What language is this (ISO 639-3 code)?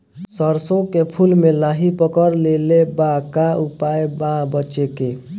bho